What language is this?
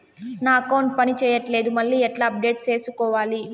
Telugu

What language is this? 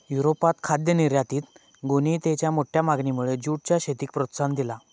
Marathi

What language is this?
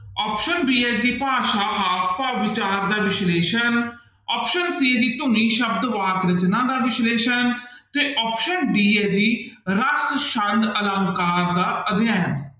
Punjabi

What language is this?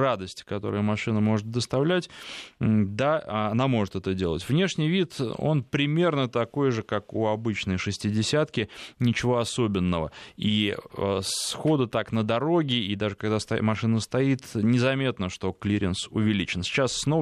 Russian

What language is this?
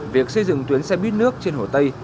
Vietnamese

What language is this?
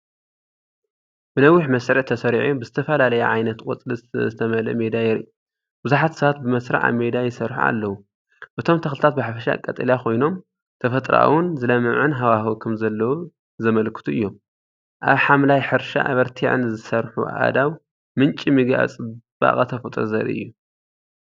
Tigrinya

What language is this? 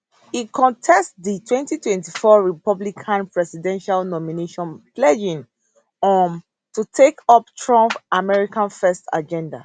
Nigerian Pidgin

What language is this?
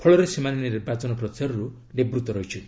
Odia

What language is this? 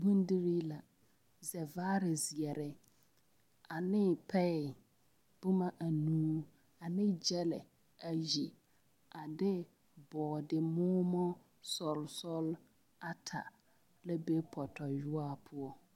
Southern Dagaare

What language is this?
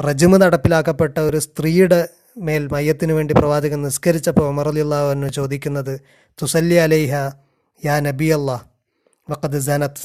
Malayalam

